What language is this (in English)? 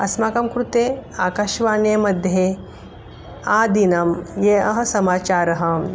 Sanskrit